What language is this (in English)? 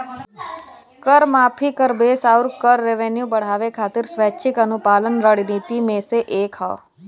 Bhojpuri